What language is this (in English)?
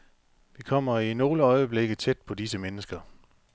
Danish